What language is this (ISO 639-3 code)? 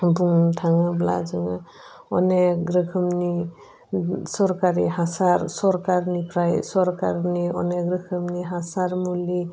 brx